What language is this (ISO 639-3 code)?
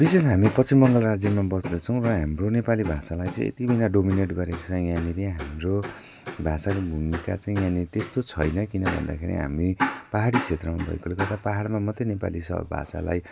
nep